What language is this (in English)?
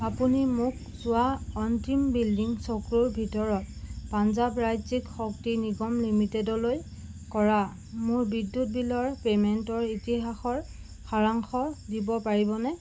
Assamese